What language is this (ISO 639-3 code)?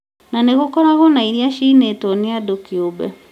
kik